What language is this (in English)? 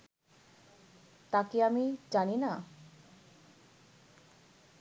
Bangla